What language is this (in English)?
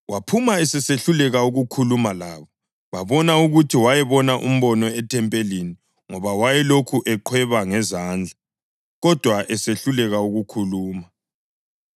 North Ndebele